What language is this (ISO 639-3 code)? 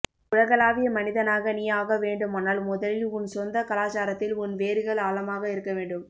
tam